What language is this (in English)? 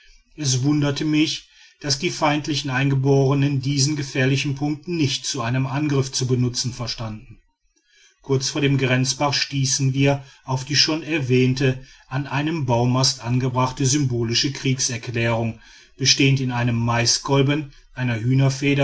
German